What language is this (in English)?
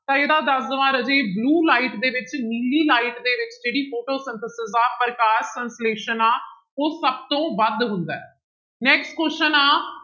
Punjabi